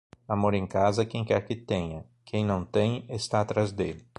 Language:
Portuguese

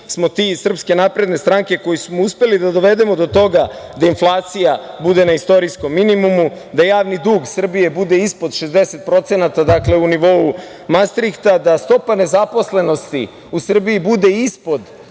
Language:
Serbian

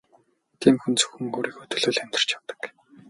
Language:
Mongolian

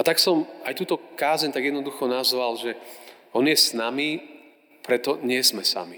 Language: Slovak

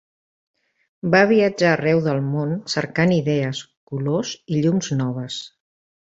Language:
Catalan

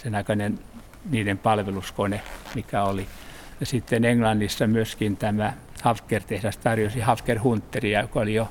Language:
Finnish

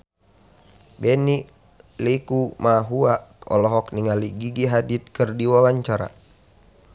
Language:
Sundanese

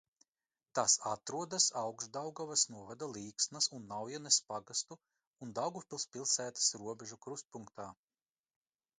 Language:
Latvian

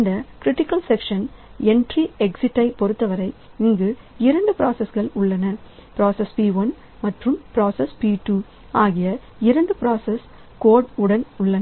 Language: Tamil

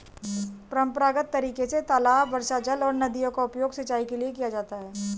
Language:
Hindi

